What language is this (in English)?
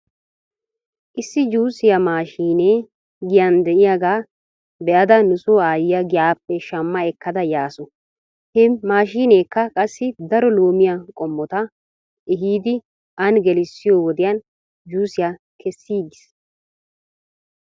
Wolaytta